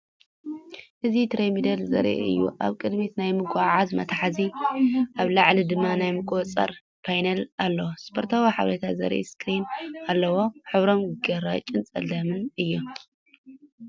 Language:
Tigrinya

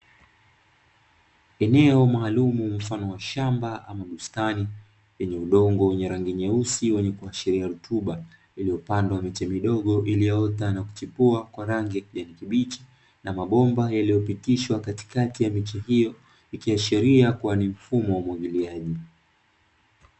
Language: Swahili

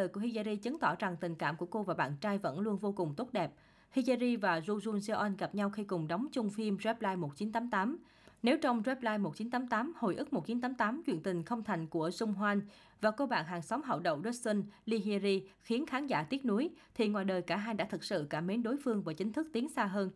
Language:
Vietnamese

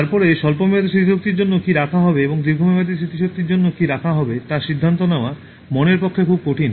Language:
Bangla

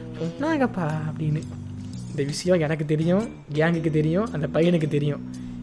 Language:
Tamil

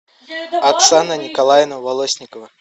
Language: Russian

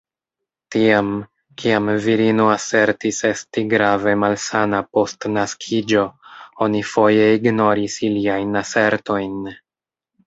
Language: Esperanto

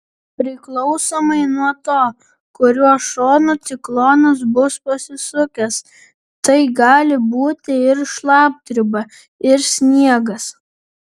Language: Lithuanian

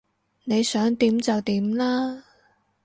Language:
Cantonese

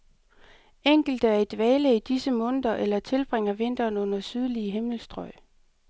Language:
Danish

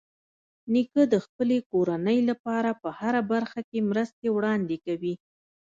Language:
Pashto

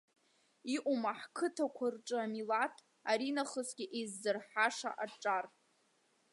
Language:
Abkhazian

